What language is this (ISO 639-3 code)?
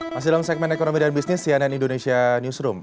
ind